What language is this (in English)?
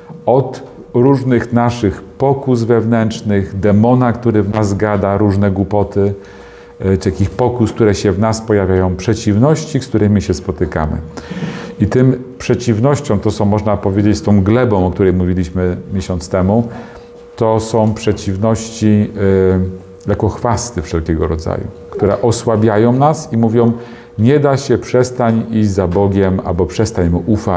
Polish